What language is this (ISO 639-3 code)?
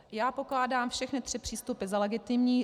ces